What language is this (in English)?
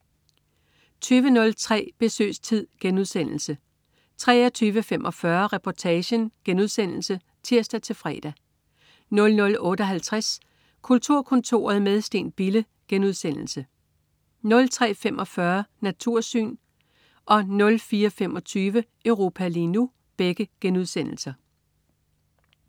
Danish